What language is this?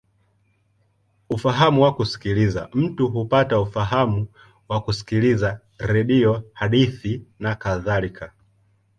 Swahili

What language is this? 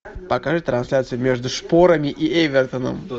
Russian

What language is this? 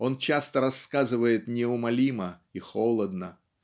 Russian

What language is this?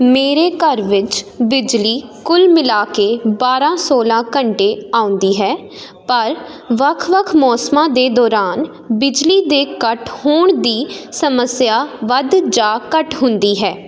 Punjabi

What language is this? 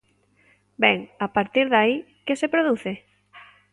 Galician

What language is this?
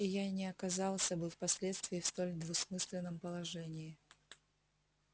Russian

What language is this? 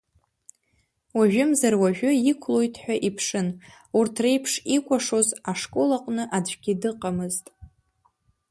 Abkhazian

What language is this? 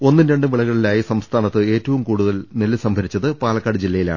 Malayalam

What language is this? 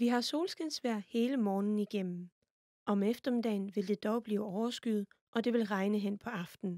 Danish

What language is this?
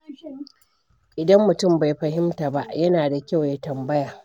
Hausa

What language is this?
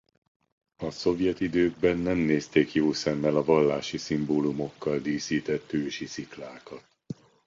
Hungarian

